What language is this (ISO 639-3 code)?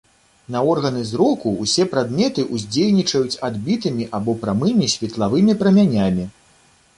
bel